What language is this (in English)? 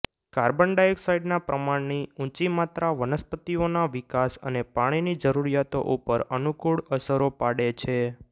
Gujarati